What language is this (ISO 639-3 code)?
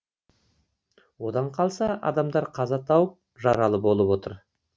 kaz